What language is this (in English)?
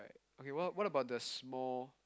English